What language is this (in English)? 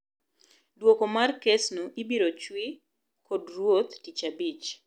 Luo (Kenya and Tanzania)